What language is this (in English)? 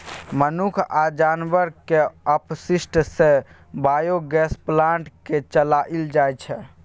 Maithili